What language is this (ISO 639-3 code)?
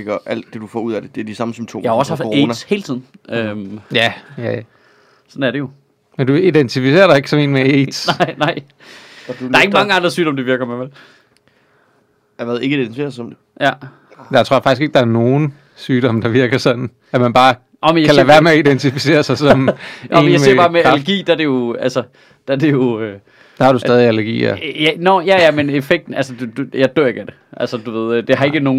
dan